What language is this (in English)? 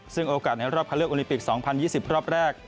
Thai